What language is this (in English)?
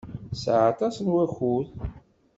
Kabyle